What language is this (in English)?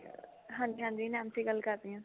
Punjabi